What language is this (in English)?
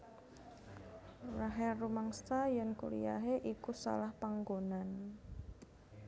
Javanese